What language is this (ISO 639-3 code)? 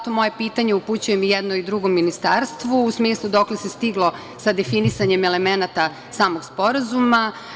srp